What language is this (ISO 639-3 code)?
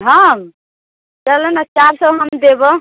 mai